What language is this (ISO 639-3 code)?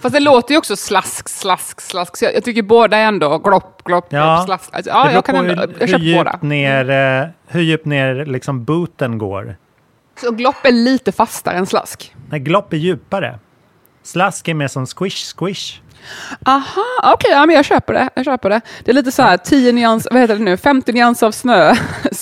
swe